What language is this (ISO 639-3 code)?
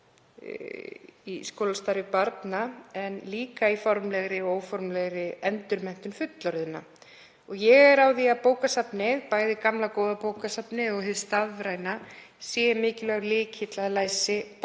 isl